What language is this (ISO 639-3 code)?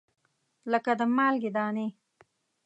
pus